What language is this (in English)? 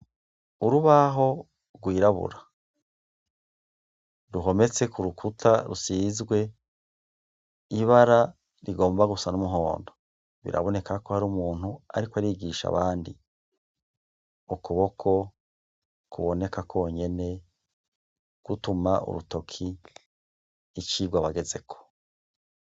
Rundi